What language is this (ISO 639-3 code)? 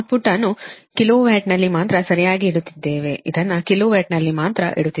kan